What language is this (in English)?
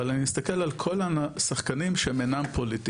Hebrew